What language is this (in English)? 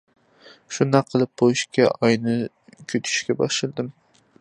Uyghur